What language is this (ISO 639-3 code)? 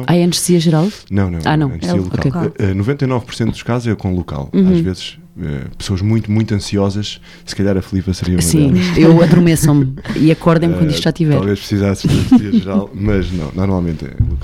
por